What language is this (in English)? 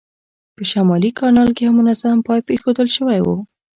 Pashto